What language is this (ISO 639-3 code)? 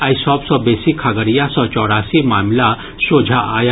mai